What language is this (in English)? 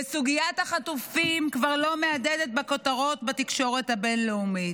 Hebrew